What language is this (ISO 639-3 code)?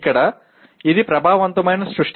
tel